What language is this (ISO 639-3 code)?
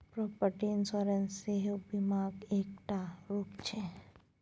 mai